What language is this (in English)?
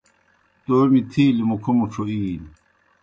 Kohistani Shina